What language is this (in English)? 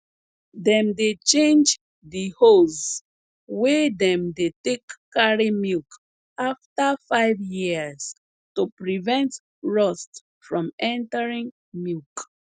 Nigerian Pidgin